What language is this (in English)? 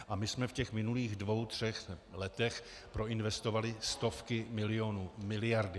Czech